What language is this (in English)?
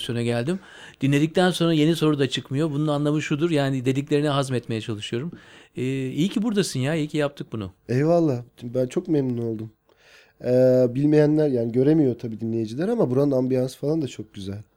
Turkish